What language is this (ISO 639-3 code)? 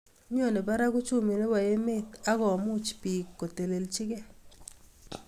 kln